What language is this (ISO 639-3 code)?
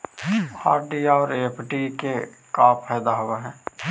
mag